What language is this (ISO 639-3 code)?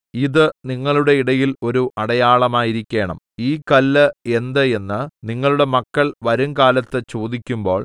mal